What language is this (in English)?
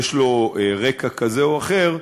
Hebrew